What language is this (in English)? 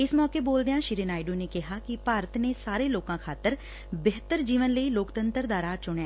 Punjabi